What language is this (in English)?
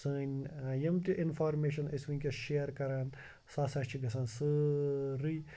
Kashmiri